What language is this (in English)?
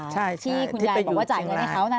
Thai